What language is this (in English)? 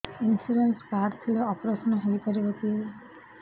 Odia